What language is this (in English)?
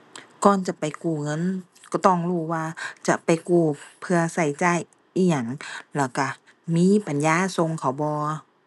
Thai